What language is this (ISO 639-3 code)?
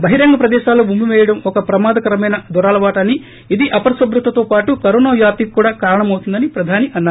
tel